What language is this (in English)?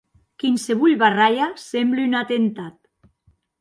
Occitan